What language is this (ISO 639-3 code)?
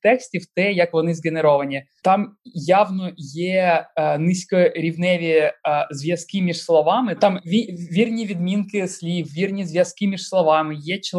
ukr